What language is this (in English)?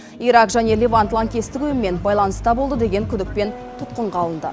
Kazakh